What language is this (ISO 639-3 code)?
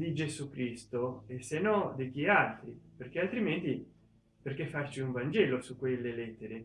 ita